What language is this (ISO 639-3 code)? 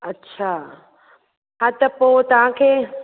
snd